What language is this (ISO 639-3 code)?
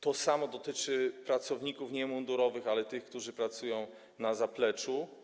pol